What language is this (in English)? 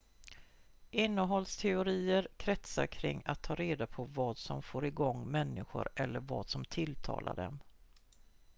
Swedish